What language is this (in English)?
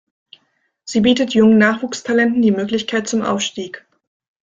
German